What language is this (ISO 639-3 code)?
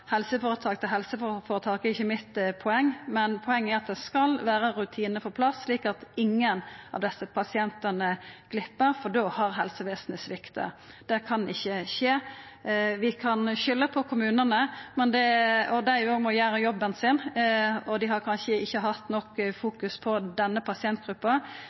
nno